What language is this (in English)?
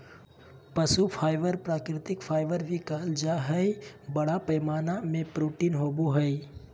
Magahi